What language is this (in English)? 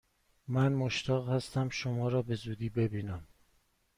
Persian